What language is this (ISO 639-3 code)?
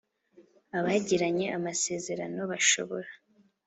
kin